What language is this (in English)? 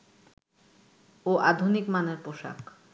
Bangla